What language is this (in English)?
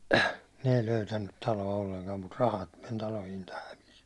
Finnish